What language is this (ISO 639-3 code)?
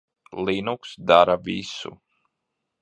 lav